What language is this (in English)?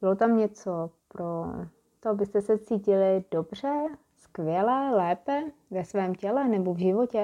Czech